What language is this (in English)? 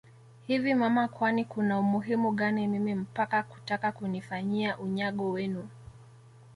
Swahili